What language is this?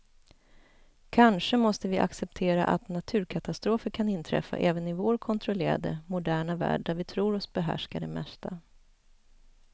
Swedish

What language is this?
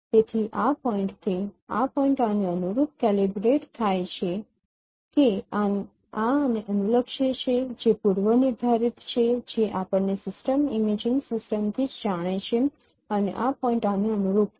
Gujarati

